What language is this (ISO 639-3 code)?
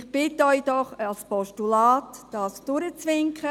gsw